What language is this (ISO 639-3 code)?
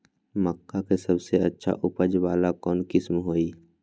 mag